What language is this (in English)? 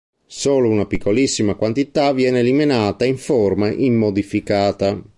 Italian